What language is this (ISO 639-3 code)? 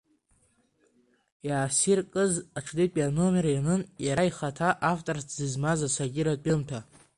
abk